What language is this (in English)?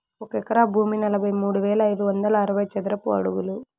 Telugu